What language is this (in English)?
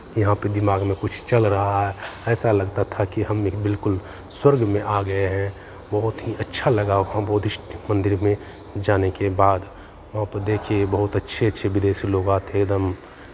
Hindi